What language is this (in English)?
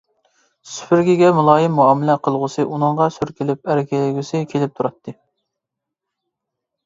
Uyghur